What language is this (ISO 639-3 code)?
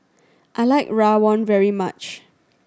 eng